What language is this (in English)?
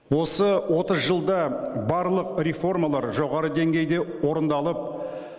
Kazakh